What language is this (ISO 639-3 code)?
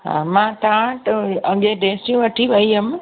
snd